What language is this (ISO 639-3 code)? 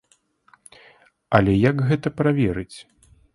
bel